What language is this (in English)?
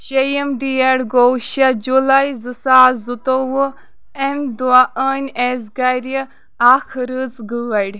Kashmiri